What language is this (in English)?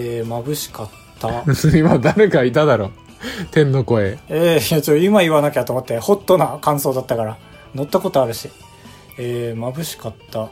Japanese